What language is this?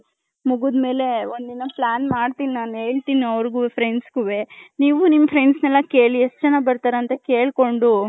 Kannada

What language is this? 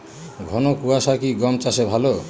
Bangla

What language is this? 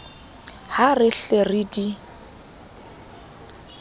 Southern Sotho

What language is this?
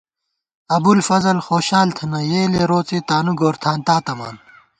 Gawar-Bati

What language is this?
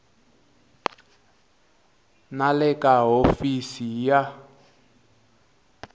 Tsonga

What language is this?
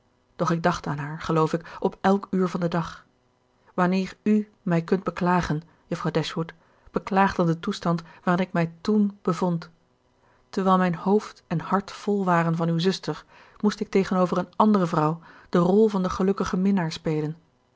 Dutch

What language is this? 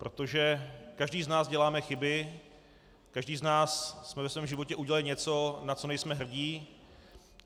Czech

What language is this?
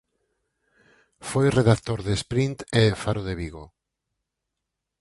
Galician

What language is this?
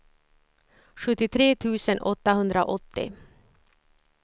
Swedish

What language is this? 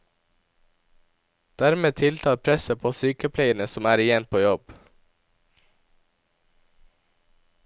Norwegian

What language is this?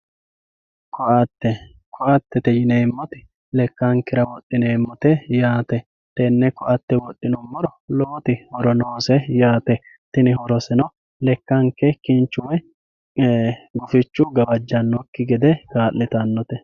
Sidamo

